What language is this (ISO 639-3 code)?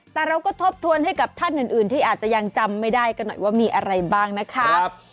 tha